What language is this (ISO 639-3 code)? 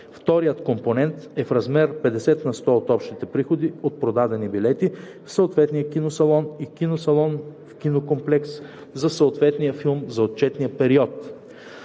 bul